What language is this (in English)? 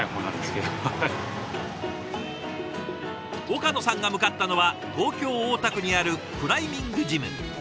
Japanese